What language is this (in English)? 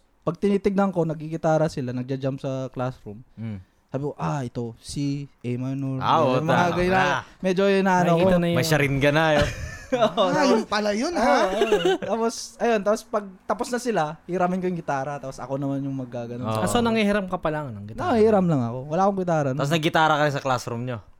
Filipino